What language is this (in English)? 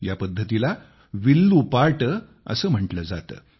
Marathi